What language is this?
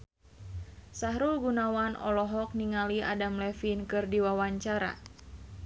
Sundanese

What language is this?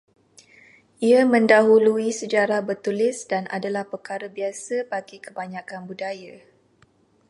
Malay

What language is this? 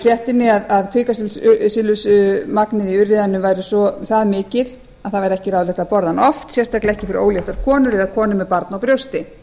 Icelandic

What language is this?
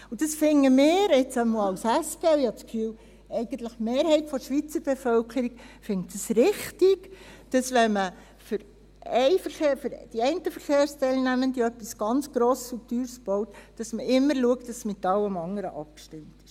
Swiss German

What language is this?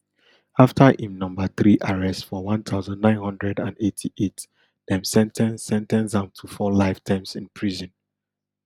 Nigerian Pidgin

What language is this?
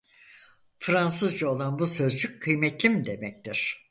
Turkish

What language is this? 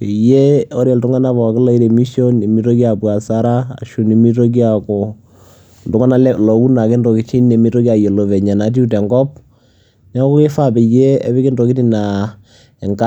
Masai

